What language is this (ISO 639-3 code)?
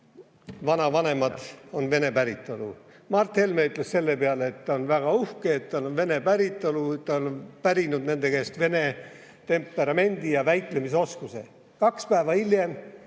est